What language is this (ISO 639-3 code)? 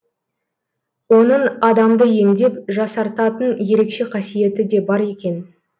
kaz